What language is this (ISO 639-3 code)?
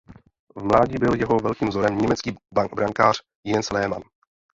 ces